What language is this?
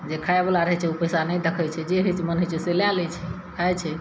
Maithili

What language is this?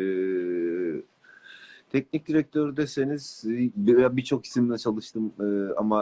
Turkish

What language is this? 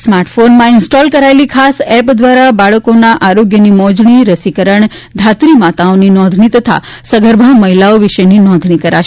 Gujarati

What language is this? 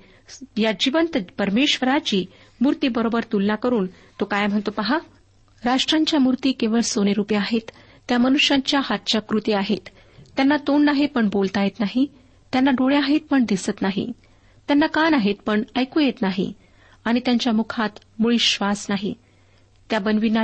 Marathi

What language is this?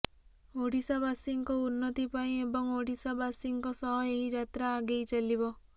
Odia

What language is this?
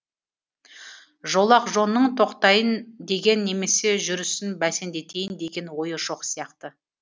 Kazakh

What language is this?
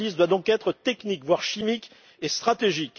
French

